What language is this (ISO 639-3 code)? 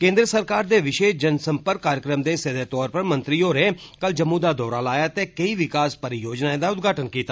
doi